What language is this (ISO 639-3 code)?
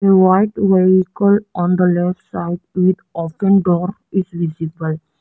eng